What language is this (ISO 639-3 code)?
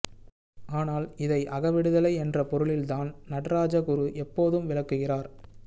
tam